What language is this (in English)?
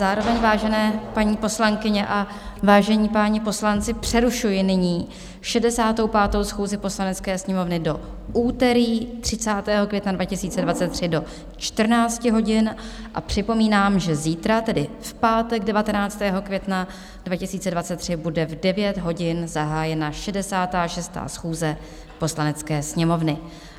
Czech